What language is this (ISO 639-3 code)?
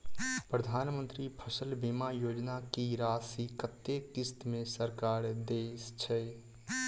mai